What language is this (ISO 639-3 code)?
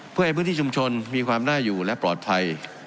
tha